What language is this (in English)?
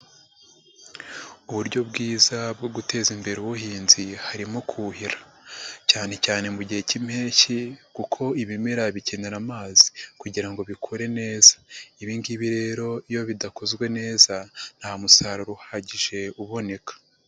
Kinyarwanda